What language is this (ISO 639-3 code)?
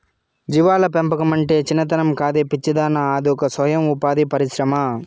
tel